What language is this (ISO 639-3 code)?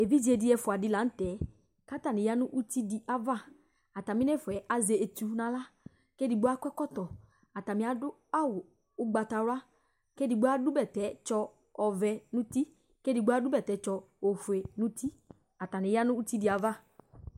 kpo